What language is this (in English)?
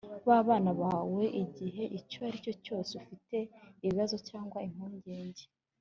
Kinyarwanda